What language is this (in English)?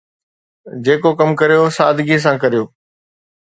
Sindhi